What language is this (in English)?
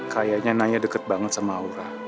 Indonesian